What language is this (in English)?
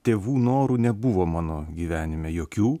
Lithuanian